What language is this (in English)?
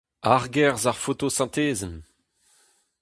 Breton